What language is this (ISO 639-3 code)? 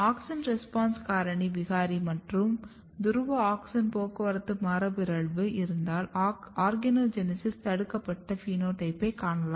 tam